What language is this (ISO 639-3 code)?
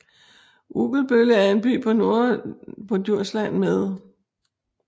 dan